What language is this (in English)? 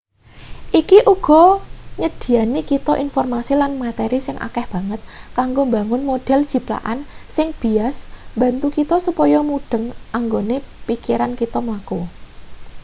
Javanese